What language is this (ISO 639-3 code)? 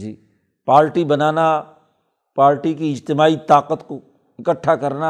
urd